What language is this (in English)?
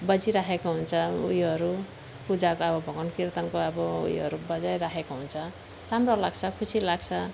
Nepali